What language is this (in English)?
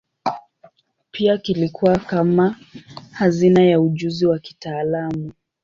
Swahili